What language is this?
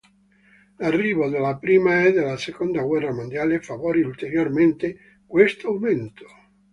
Italian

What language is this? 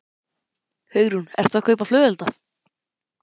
Icelandic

